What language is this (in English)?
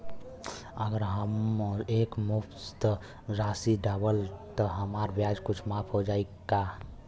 Bhojpuri